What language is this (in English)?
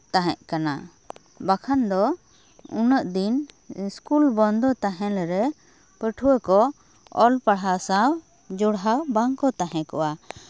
Santali